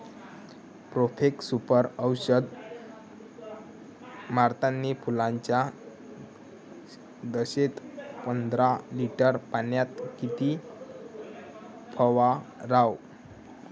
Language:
Marathi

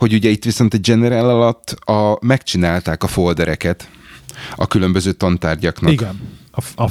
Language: Hungarian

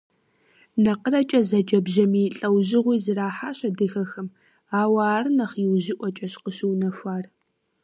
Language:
Kabardian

